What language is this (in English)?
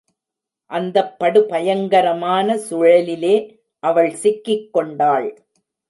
Tamil